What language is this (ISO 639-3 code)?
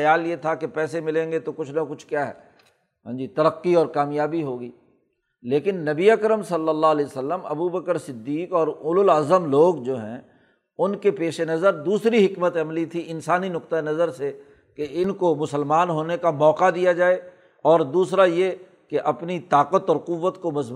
urd